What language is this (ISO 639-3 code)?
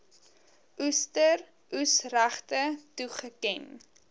afr